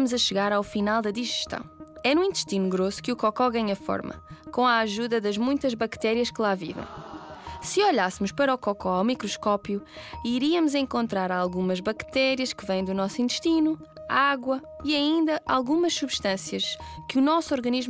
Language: Portuguese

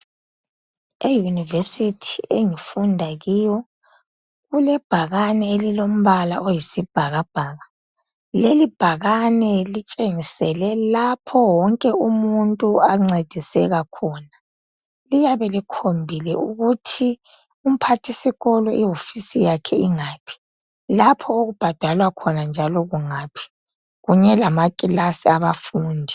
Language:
North Ndebele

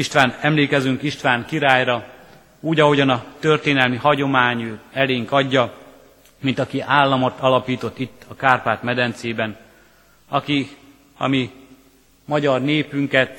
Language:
Hungarian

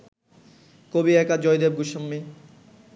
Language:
Bangla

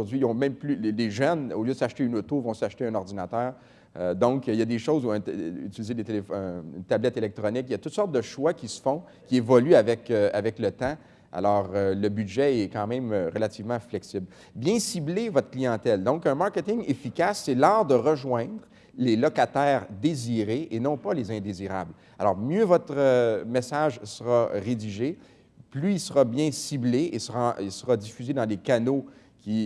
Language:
French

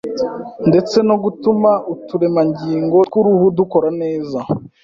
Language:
Kinyarwanda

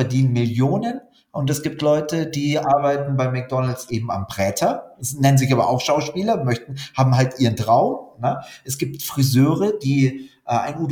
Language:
German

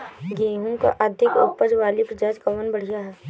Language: Bhojpuri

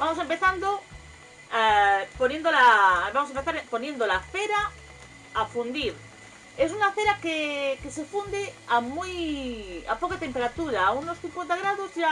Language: Spanish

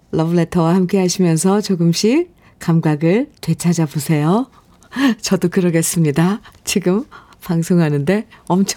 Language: Korean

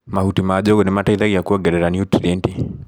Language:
Kikuyu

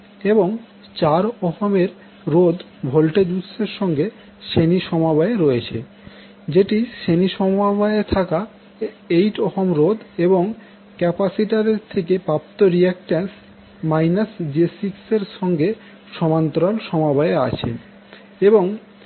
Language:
Bangla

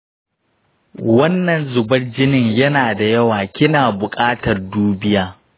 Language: Hausa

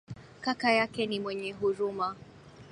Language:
Swahili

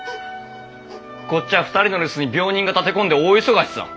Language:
Japanese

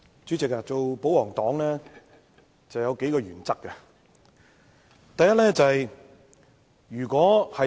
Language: Cantonese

